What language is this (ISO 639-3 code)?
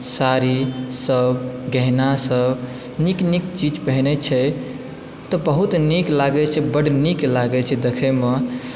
mai